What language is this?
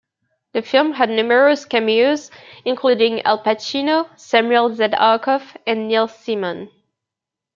English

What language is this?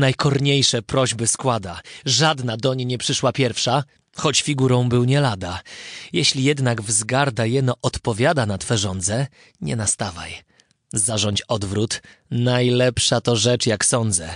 Polish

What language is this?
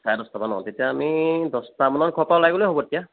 Assamese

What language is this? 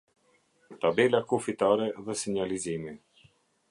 Albanian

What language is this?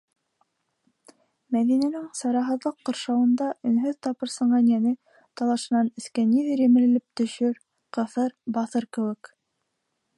Bashkir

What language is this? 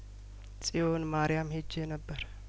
Amharic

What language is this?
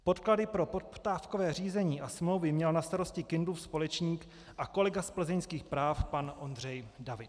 Czech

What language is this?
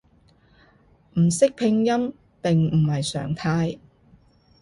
Cantonese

